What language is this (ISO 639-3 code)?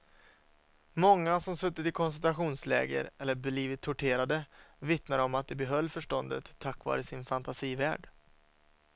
swe